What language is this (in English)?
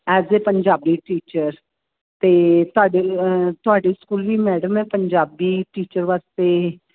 Punjabi